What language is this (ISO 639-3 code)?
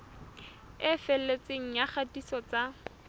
sot